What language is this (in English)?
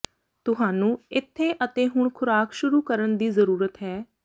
Punjabi